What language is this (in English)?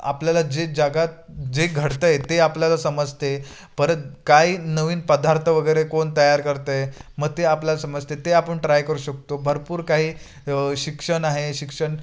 Marathi